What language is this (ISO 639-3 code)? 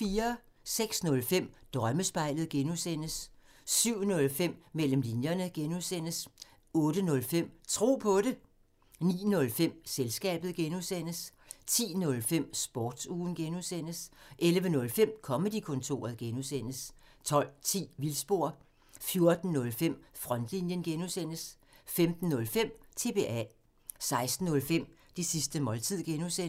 dan